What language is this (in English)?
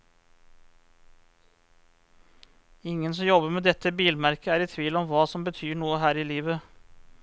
Norwegian